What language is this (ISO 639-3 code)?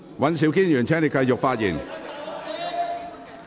yue